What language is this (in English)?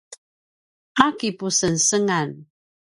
Paiwan